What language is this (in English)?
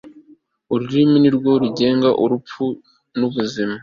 Kinyarwanda